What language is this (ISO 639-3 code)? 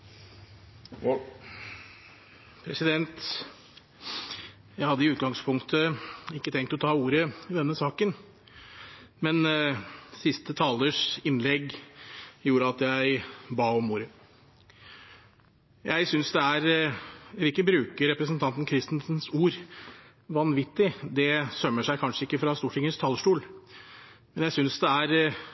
nob